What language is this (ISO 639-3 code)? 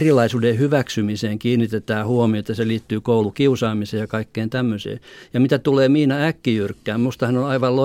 fin